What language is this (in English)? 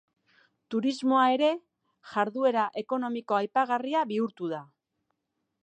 Basque